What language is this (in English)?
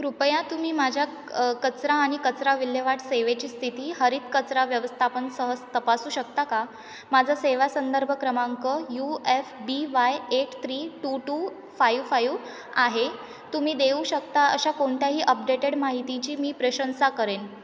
Marathi